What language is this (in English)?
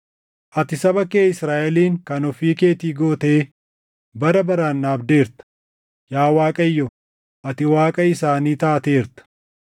Oromo